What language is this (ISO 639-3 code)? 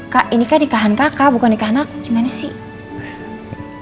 ind